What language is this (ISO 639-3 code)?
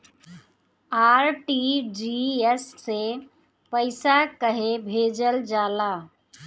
bho